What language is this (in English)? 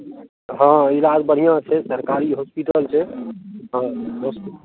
Maithili